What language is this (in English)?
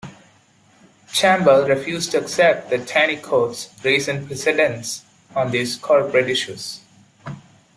English